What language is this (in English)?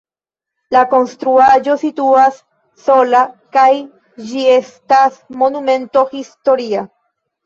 Esperanto